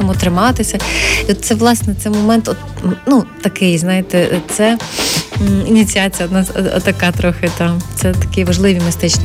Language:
Ukrainian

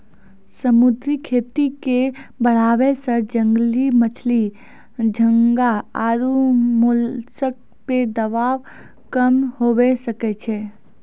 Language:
Maithili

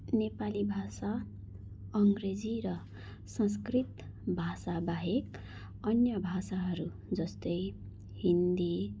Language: Nepali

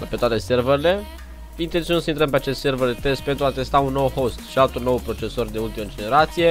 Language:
Romanian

